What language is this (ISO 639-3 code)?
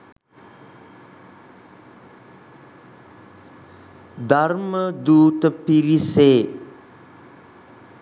sin